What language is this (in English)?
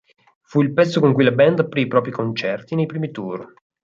Italian